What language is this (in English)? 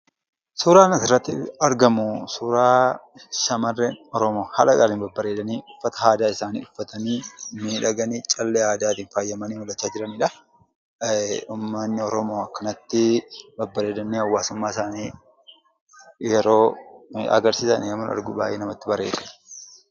Oromo